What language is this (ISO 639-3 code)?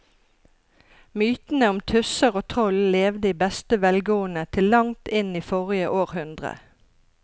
nor